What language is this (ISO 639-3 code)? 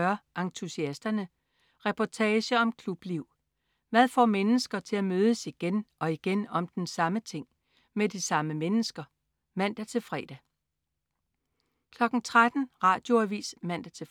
dan